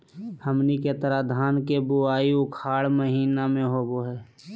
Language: Magahi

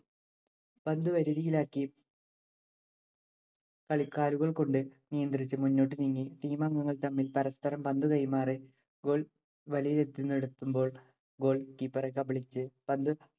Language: Malayalam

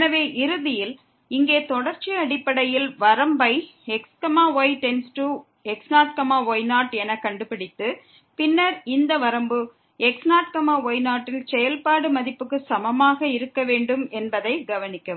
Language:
Tamil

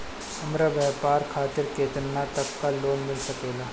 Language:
Bhojpuri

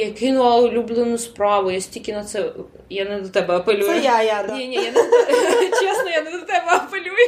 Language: Ukrainian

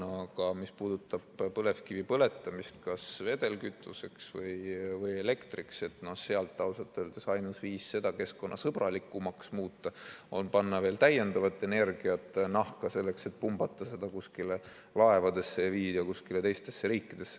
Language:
Estonian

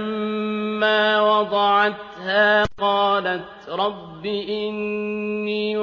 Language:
Arabic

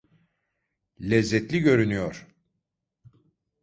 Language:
Turkish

